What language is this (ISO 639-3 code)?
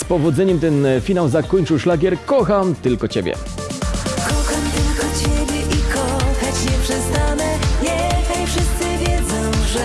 pol